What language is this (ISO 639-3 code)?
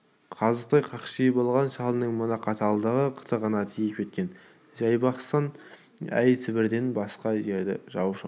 kaz